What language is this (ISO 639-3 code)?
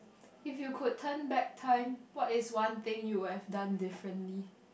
eng